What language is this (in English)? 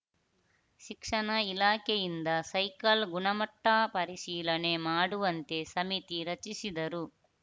Kannada